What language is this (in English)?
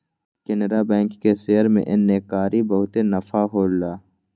Magahi